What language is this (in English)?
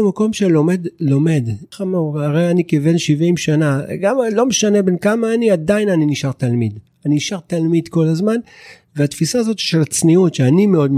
Hebrew